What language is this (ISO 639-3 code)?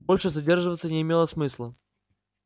rus